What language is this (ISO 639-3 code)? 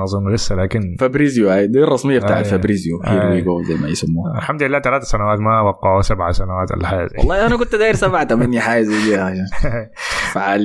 ara